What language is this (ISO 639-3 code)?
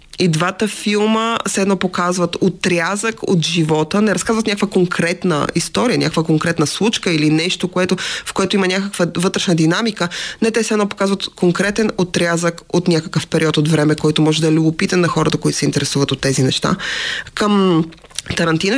bul